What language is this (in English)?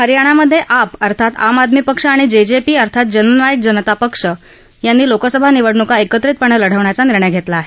Marathi